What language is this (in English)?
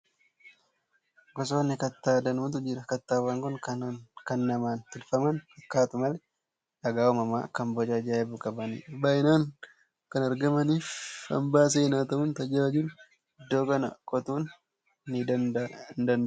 Oromo